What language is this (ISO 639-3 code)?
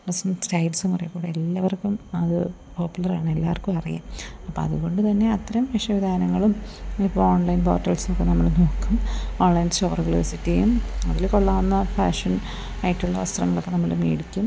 mal